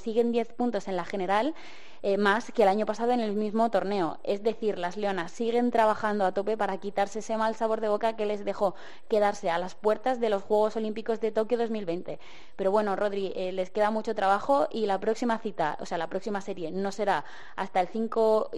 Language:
Spanish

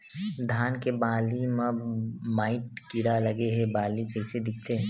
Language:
Chhattisgarhi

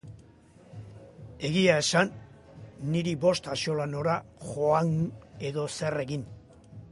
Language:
Basque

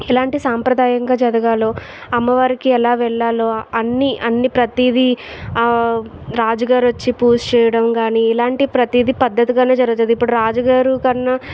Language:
Telugu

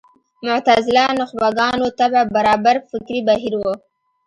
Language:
Pashto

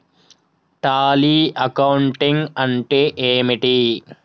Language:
Telugu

